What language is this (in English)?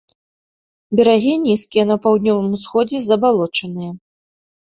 Belarusian